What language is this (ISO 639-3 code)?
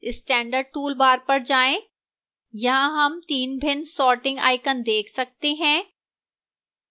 hin